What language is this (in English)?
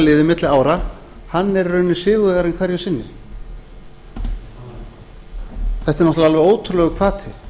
Icelandic